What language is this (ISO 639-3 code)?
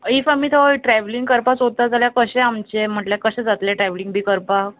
kok